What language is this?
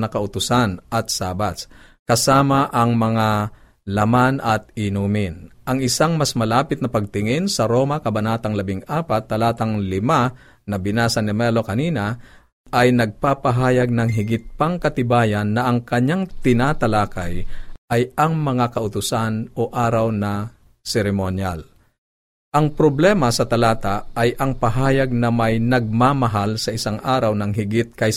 Filipino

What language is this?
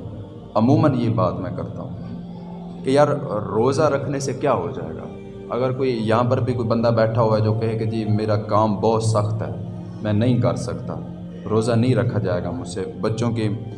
Urdu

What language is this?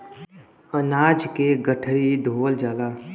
Bhojpuri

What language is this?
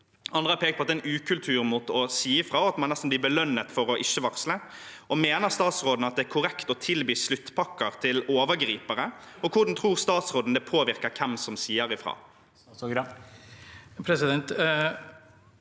Norwegian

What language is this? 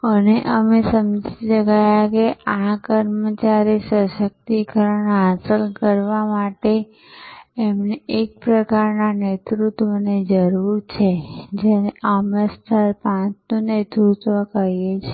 Gujarati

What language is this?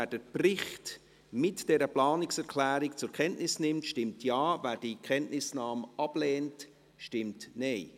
Swiss German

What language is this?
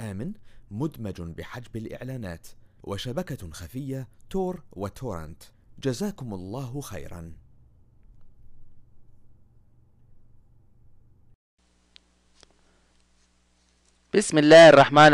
Arabic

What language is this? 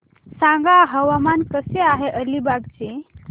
Marathi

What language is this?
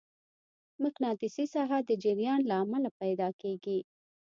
Pashto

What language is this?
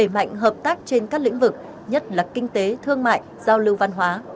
Vietnamese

